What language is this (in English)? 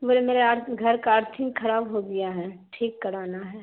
Urdu